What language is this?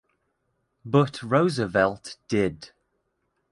English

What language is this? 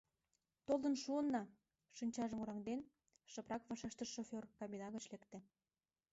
Mari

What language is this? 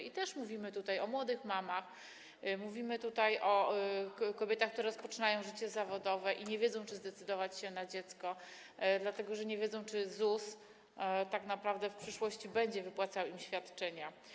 Polish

